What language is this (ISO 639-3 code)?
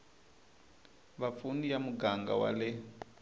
tso